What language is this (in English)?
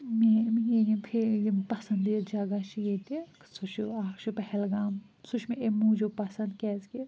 Kashmiri